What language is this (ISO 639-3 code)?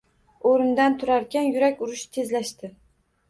uzb